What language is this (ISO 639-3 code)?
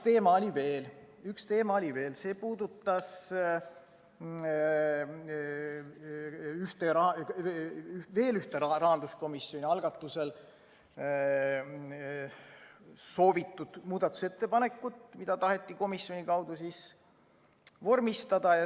est